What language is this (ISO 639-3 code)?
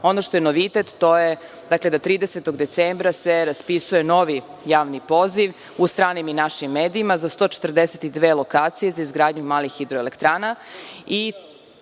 srp